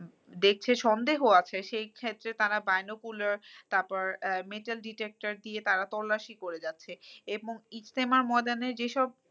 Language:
Bangla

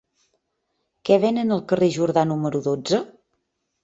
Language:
Catalan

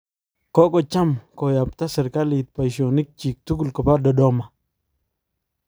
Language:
Kalenjin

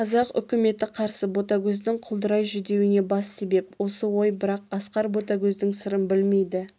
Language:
Kazakh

